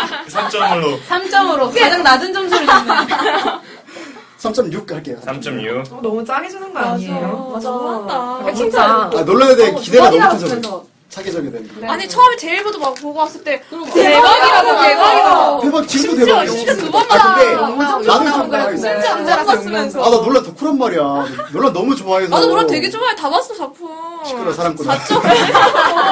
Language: Korean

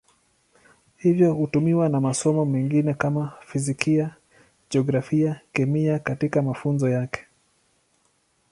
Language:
Swahili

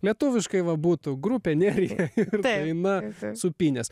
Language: Lithuanian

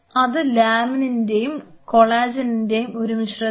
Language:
Malayalam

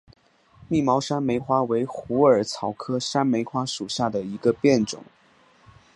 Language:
Chinese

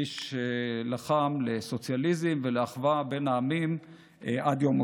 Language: Hebrew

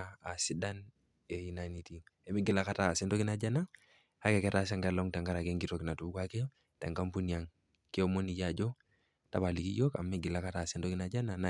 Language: Masai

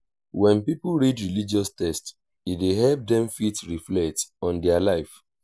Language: Nigerian Pidgin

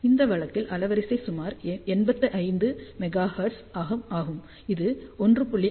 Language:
Tamil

